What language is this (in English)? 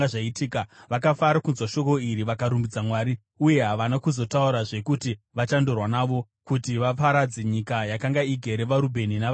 Shona